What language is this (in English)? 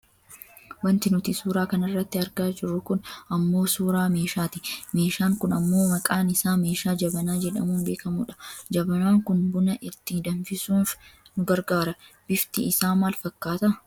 Oromo